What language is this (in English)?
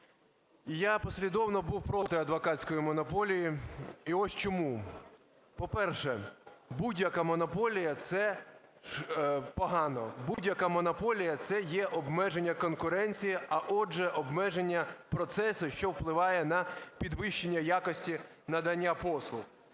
Ukrainian